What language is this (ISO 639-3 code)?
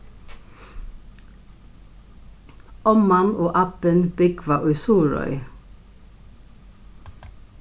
fao